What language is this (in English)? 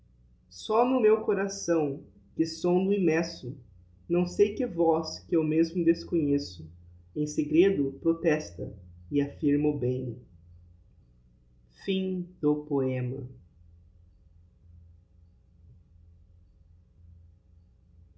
Portuguese